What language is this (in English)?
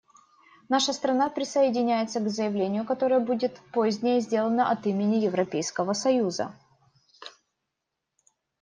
Russian